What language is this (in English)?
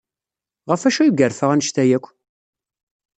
Kabyle